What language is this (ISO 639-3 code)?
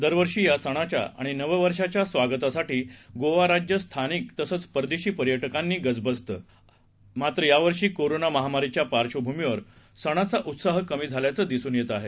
mar